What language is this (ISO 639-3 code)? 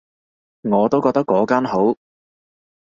yue